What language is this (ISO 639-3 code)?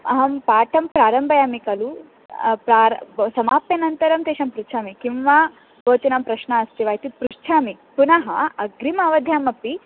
san